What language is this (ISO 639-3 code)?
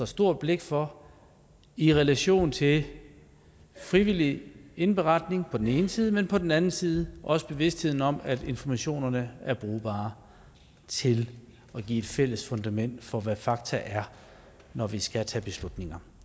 dan